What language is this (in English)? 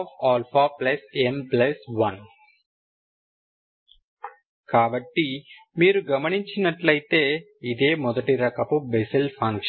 Telugu